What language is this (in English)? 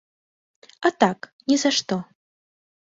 Belarusian